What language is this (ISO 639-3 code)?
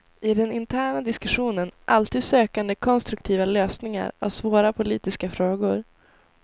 swe